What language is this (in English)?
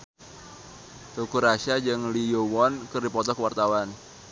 Sundanese